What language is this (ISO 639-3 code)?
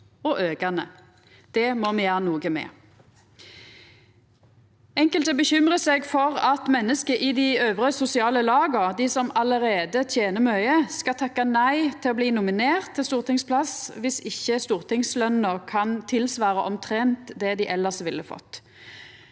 nor